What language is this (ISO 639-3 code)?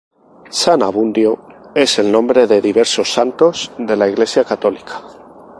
spa